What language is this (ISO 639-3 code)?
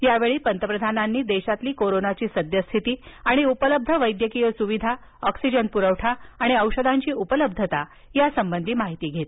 mar